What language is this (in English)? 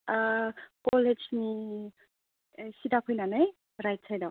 Bodo